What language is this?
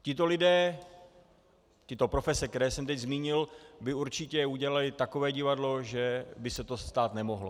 Czech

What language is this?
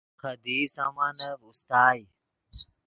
Yidgha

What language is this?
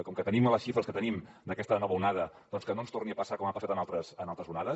Catalan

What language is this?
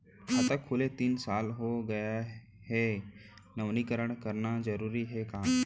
Chhattisgarhi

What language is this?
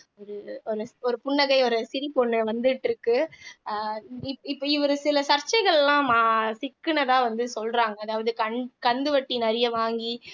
Tamil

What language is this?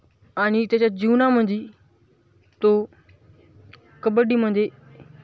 Marathi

